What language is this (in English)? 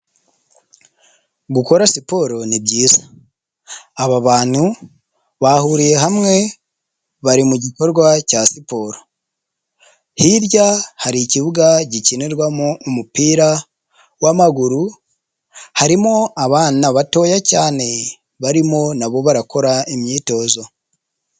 Kinyarwanda